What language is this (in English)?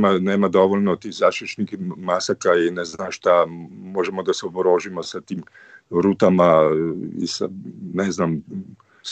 Croatian